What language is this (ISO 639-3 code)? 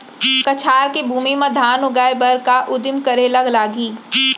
hne